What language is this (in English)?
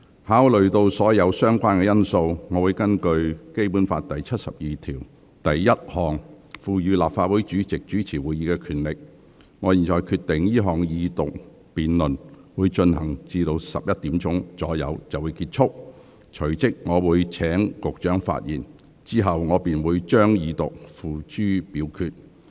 Cantonese